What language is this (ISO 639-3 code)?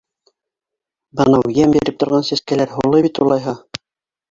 bak